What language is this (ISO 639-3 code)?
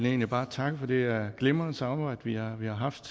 dan